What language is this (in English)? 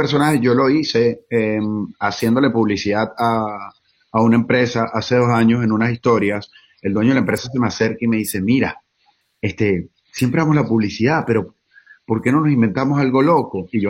Spanish